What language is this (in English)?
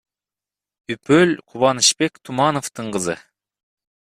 Kyrgyz